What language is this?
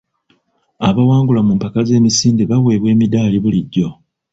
Ganda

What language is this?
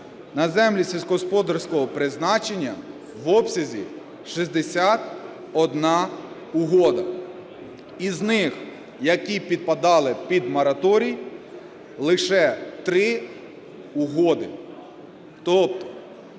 Ukrainian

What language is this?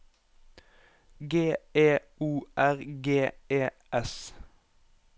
Norwegian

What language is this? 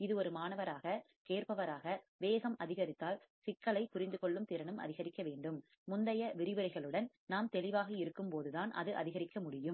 Tamil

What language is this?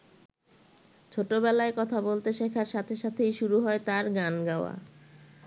Bangla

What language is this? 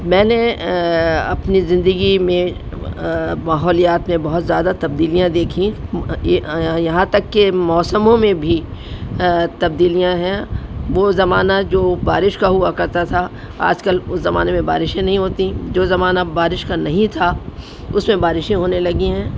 Urdu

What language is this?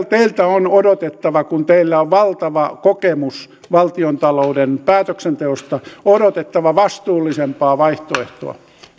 Finnish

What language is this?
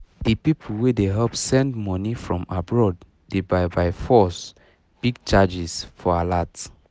Nigerian Pidgin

